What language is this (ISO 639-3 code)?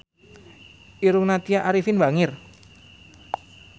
sun